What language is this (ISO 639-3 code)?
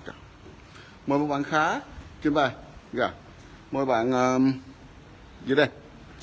vie